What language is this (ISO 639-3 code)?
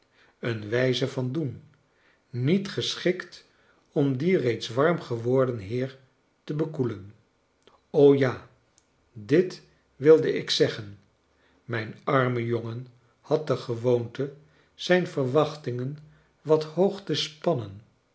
nld